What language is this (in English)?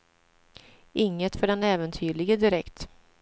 Swedish